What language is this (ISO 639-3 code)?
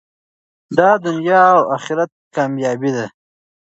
pus